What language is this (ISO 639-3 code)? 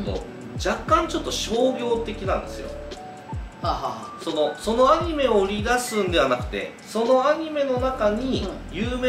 jpn